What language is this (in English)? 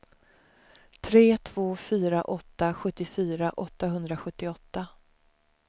Swedish